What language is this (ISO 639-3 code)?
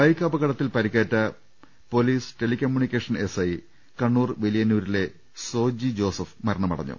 mal